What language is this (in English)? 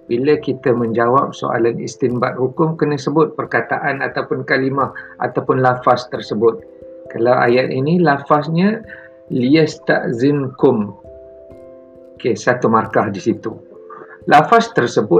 Malay